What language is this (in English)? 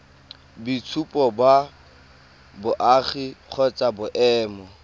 Tswana